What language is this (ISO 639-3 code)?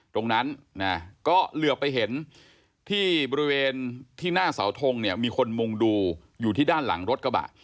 tha